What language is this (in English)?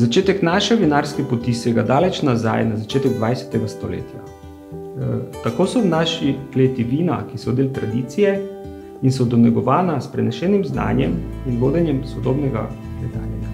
Romanian